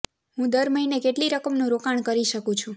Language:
Gujarati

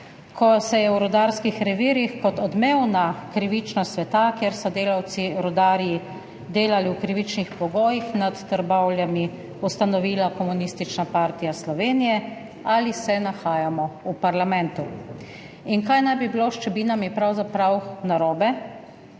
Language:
Slovenian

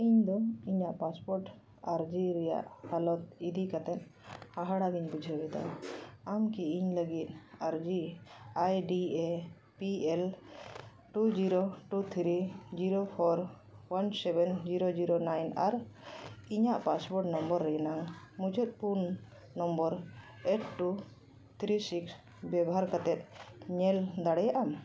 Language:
Santali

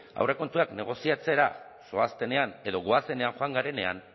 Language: Basque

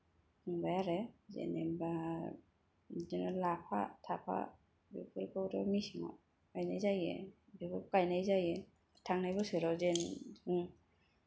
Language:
Bodo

